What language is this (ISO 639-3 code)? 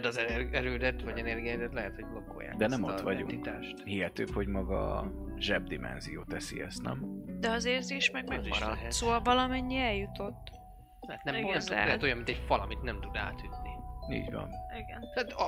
hun